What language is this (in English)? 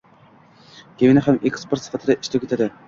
Uzbek